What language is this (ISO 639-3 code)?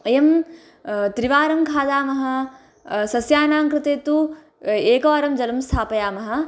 san